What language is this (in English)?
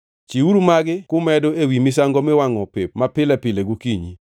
Luo (Kenya and Tanzania)